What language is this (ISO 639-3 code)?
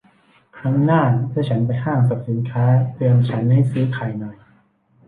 tha